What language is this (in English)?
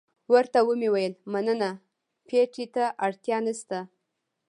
Pashto